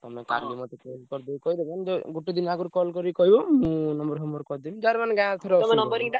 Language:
Odia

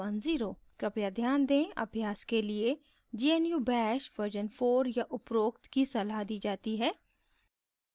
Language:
Hindi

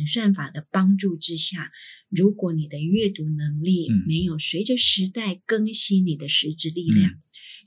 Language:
Chinese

